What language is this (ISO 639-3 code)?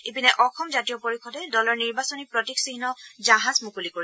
asm